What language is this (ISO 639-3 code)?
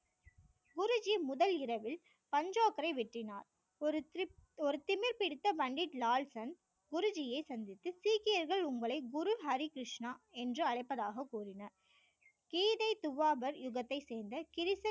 tam